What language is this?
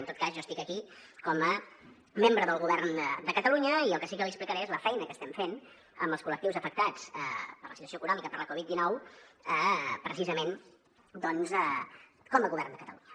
Catalan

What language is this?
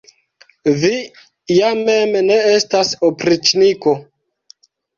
Esperanto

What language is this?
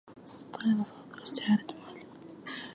Arabic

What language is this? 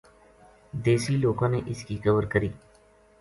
Gujari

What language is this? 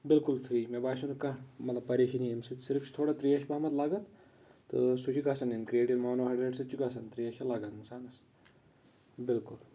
Kashmiri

